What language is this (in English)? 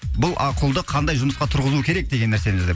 Kazakh